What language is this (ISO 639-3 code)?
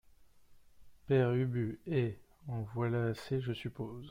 fra